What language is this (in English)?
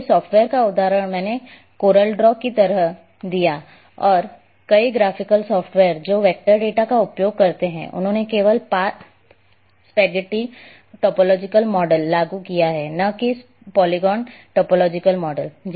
Hindi